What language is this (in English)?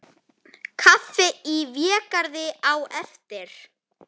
Icelandic